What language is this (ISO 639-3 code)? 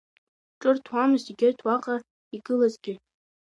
abk